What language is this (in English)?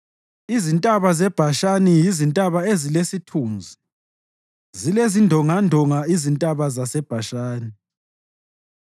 North Ndebele